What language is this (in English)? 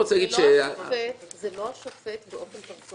Hebrew